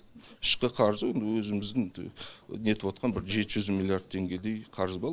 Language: Kazakh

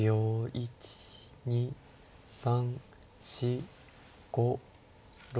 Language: Japanese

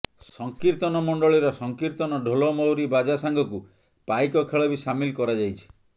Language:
Odia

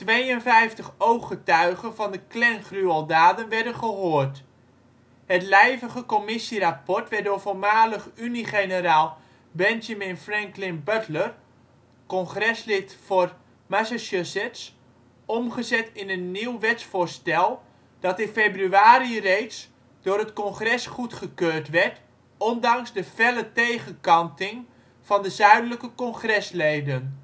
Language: Dutch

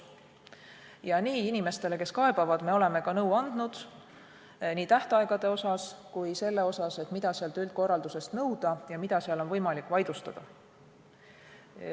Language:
Estonian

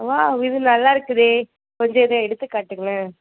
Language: Tamil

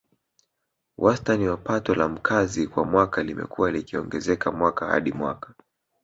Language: Swahili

